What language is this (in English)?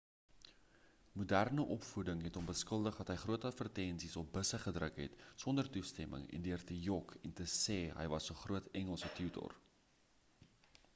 Afrikaans